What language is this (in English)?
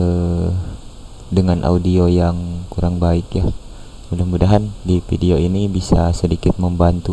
Indonesian